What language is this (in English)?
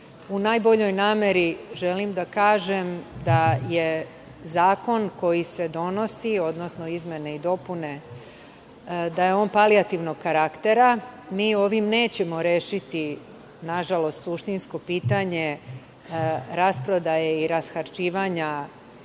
Serbian